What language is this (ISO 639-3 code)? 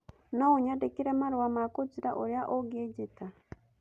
kik